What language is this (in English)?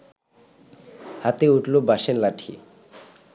Bangla